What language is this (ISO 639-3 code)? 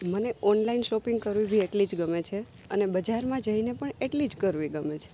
guj